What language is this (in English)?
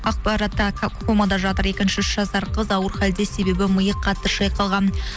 Kazakh